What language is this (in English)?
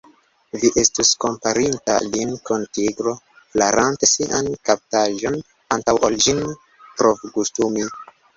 Esperanto